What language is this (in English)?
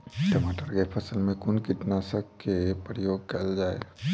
Maithili